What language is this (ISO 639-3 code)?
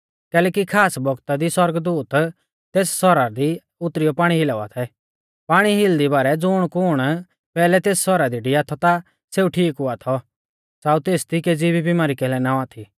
bfz